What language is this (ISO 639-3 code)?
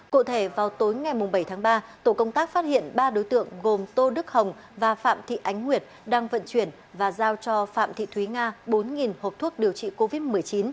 vie